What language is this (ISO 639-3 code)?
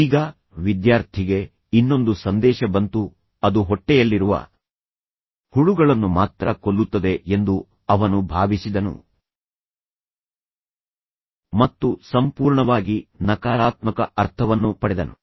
kan